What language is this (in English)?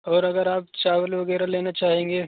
Urdu